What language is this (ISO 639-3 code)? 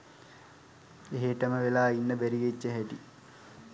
sin